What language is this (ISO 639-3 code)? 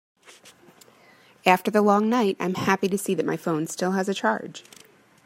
eng